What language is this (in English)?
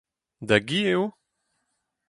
Breton